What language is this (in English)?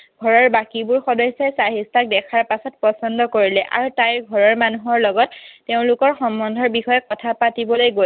Assamese